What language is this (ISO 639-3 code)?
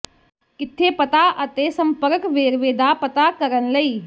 pan